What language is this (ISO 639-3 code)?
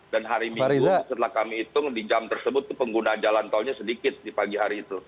ind